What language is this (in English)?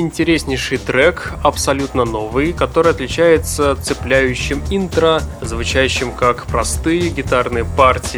Russian